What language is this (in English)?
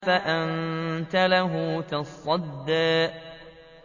Arabic